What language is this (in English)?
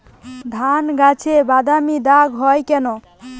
Bangla